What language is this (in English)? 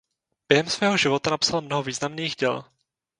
Czech